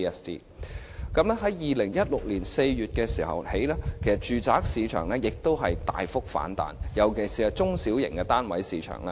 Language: Cantonese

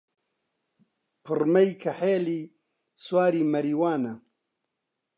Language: Central Kurdish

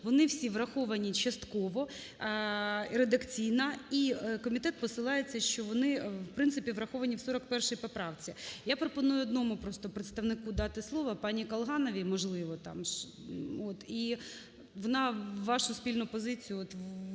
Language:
Ukrainian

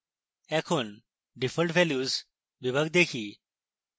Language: Bangla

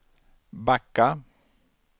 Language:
Swedish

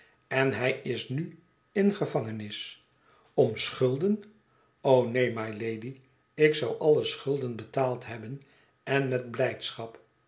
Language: Dutch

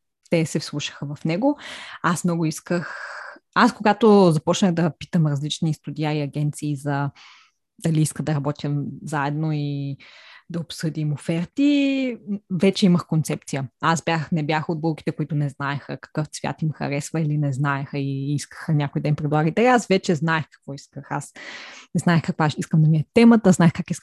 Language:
Bulgarian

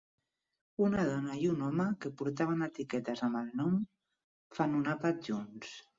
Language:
Catalan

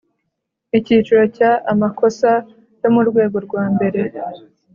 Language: Kinyarwanda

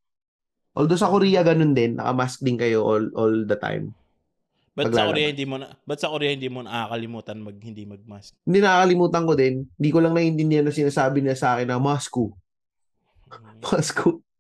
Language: Filipino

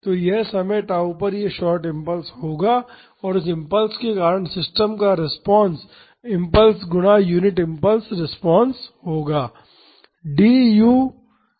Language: Hindi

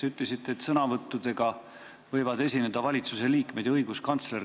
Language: Estonian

